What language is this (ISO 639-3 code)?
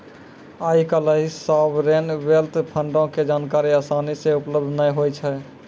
mai